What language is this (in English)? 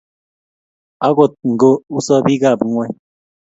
Kalenjin